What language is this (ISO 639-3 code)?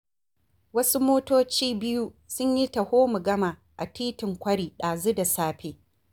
hau